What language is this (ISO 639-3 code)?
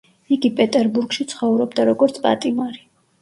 kat